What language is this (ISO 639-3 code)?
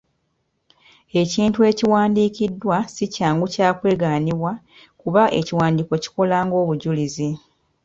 lug